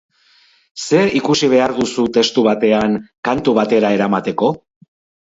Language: Basque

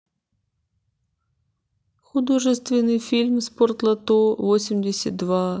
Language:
Russian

